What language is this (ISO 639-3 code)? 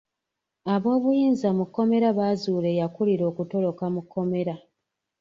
lug